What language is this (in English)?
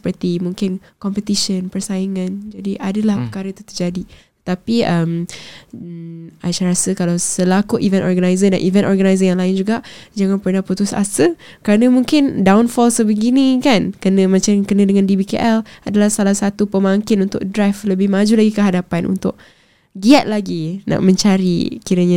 Malay